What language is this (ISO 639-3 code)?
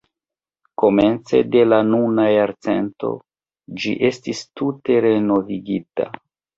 epo